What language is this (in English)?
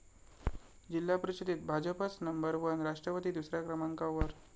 Marathi